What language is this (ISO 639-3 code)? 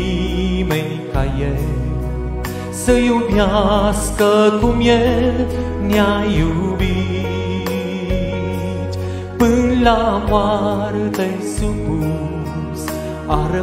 ron